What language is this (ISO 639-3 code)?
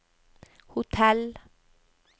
nor